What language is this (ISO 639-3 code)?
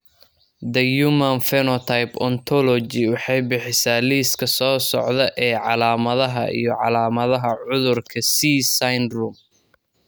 som